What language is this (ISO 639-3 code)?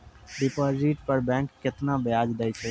mai